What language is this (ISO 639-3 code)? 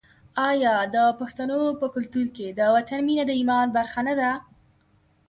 pus